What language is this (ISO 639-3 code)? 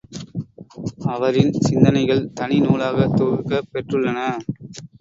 tam